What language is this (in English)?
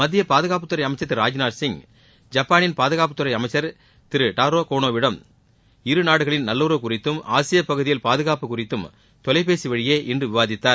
Tamil